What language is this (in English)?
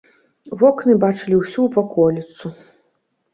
Belarusian